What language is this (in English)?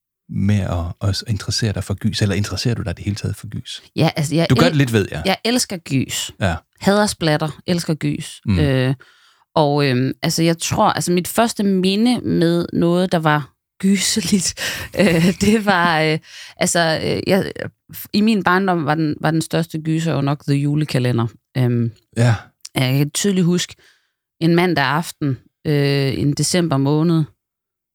Danish